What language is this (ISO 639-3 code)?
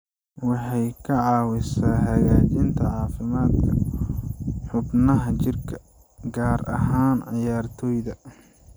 som